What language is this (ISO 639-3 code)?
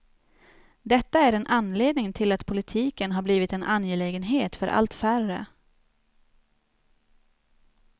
swe